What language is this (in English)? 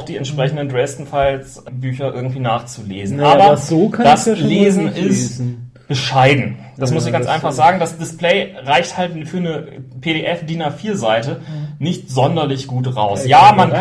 German